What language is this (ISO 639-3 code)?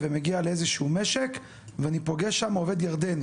heb